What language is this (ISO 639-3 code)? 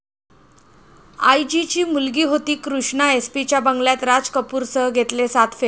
mar